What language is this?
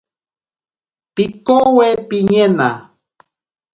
Ashéninka Perené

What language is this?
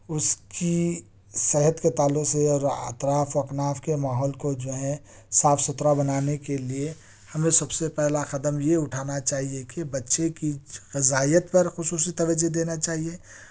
Urdu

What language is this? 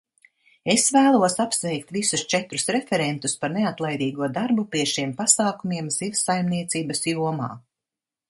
Latvian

